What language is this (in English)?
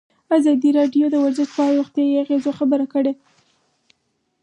Pashto